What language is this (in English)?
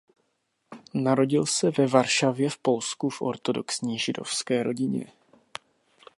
Czech